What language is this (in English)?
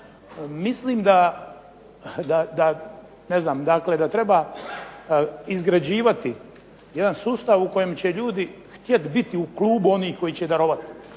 Croatian